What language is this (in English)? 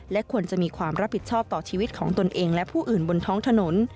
Thai